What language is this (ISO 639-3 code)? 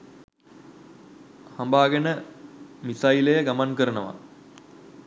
sin